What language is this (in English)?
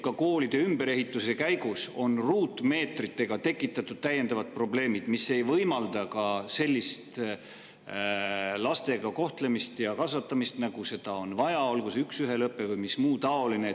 Estonian